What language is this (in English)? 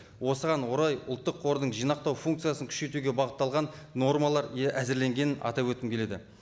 Kazakh